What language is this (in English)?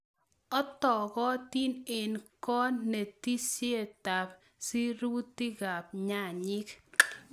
Kalenjin